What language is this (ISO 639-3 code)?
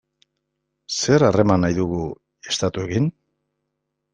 eus